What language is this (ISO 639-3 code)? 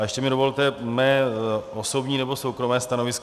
ces